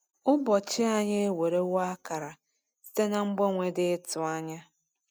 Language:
Igbo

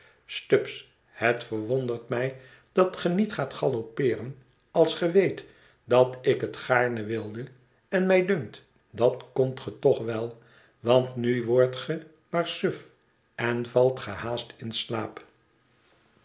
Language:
Dutch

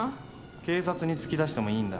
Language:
Japanese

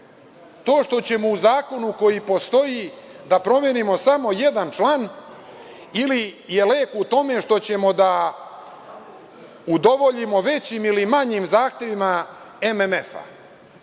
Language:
Serbian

